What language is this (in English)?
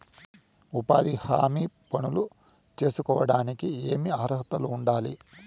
Telugu